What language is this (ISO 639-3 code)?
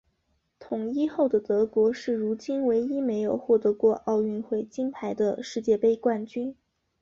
zho